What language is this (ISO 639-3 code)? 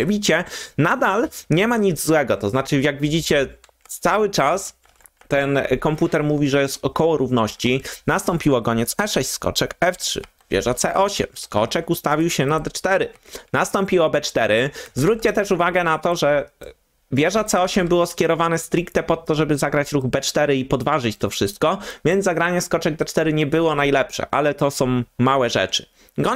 pol